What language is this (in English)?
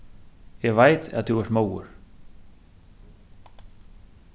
Faroese